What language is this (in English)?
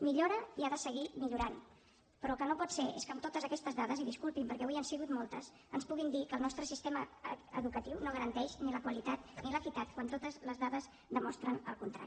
Catalan